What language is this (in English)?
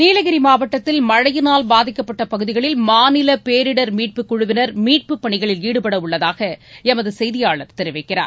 Tamil